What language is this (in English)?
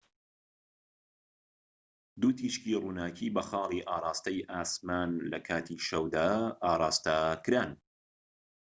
Central Kurdish